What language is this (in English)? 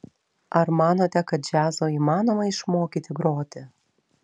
Lithuanian